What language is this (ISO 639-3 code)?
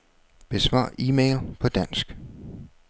dan